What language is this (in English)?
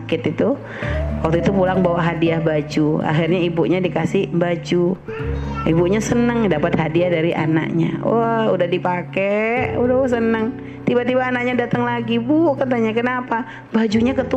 Indonesian